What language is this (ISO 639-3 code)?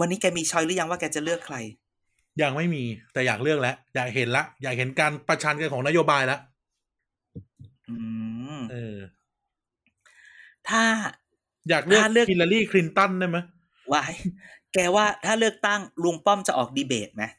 tha